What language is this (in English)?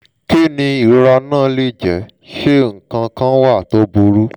Yoruba